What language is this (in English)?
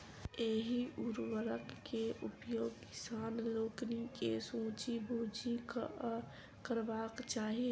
Maithili